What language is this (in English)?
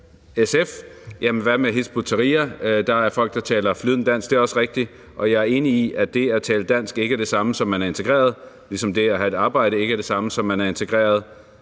Danish